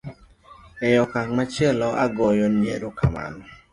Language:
Luo (Kenya and Tanzania)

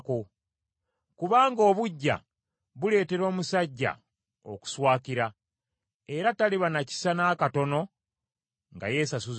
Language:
Ganda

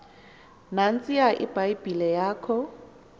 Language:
Xhosa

